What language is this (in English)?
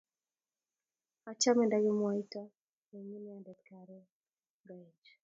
Kalenjin